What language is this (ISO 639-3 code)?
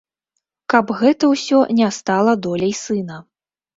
bel